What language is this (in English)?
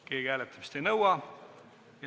Estonian